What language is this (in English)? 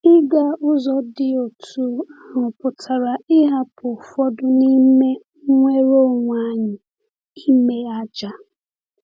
Igbo